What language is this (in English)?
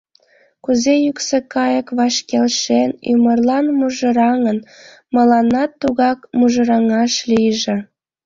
Mari